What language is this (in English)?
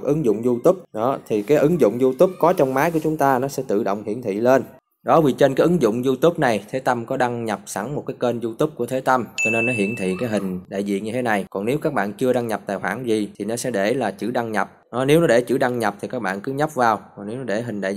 Vietnamese